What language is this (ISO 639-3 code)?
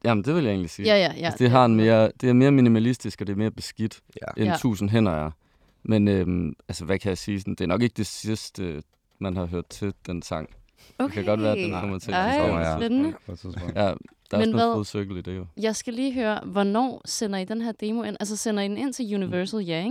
dan